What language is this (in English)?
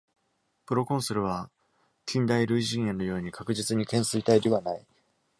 Japanese